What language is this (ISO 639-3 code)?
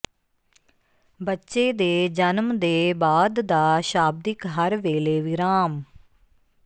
pan